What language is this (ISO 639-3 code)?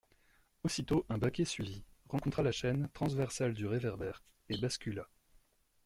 fra